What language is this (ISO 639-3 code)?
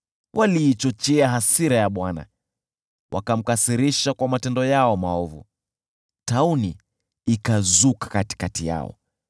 swa